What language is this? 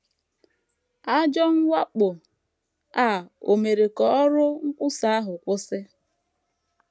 Igbo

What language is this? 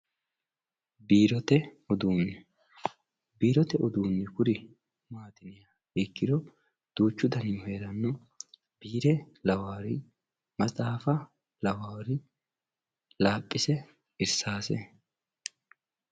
Sidamo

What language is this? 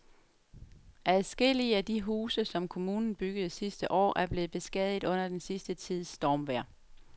Danish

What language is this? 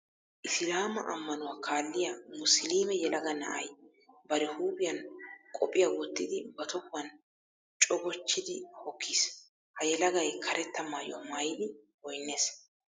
Wolaytta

